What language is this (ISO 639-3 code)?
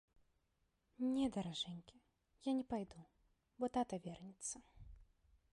bel